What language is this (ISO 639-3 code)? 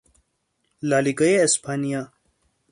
fas